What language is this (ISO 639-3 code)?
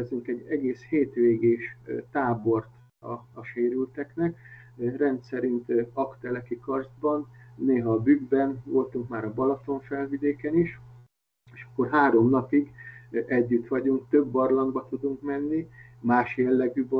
hun